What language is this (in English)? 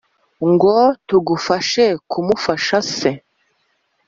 Kinyarwanda